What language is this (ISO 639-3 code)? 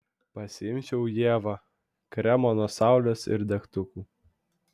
lit